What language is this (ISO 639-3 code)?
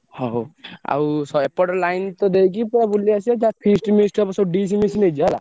ori